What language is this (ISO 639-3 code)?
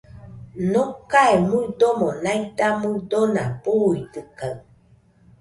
hux